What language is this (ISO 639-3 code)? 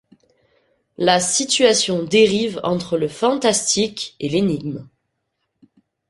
fra